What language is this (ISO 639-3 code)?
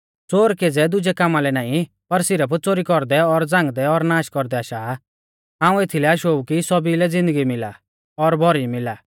bfz